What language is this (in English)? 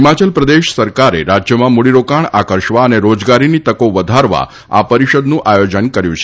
Gujarati